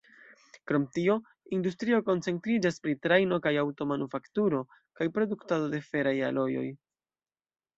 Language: Esperanto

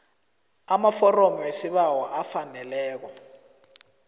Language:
South Ndebele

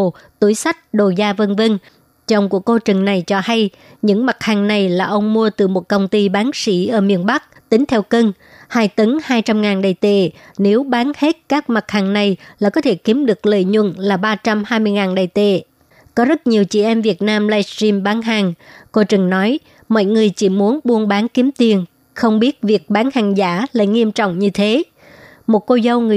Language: Vietnamese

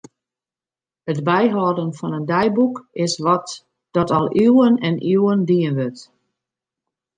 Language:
Western Frisian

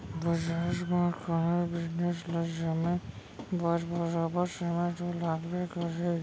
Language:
Chhattisgarhi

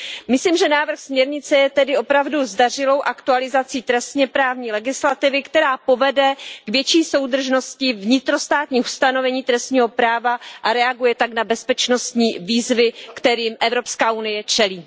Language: Czech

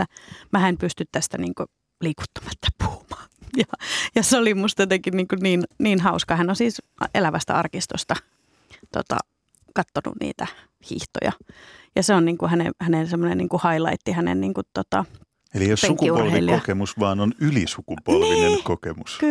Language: Finnish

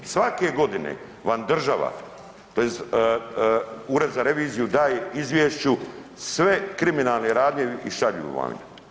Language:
Croatian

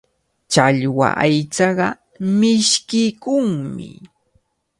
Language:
Cajatambo North Lima Quechua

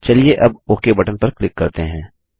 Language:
Hindi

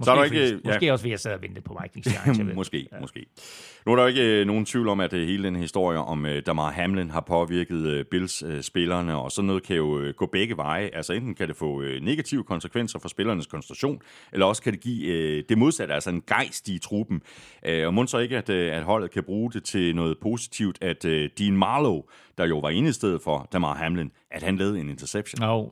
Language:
Danish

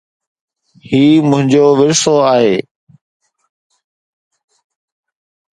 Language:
Sindhi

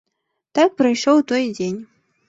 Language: Belarusian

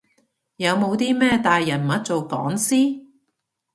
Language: Cantonese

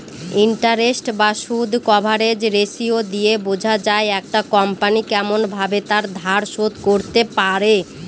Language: Bangla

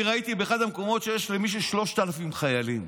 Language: Hebrew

